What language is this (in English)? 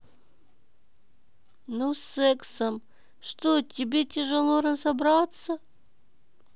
Russian